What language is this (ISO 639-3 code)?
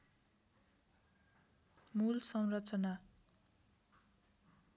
nep